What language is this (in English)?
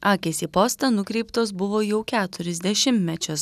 Lithuanian